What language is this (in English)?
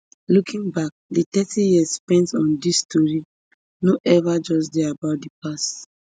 Nigerian Pidgin